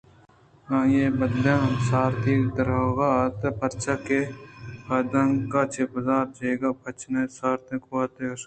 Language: Eastern Balochi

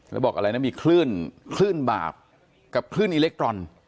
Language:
Thai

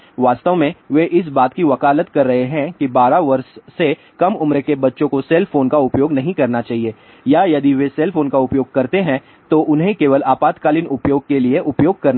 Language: Hindi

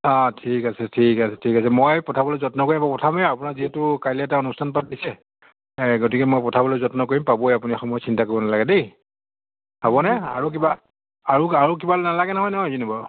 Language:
Assamese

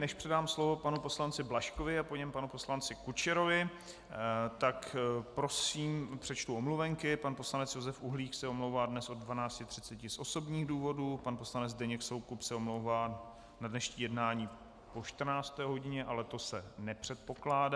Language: Czech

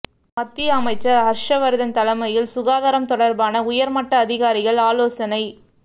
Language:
Tamil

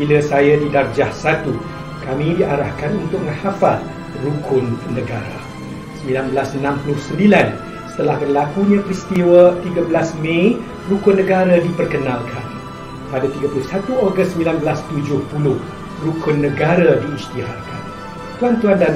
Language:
Malay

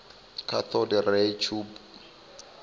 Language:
Venda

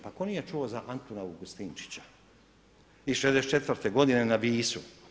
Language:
Croatian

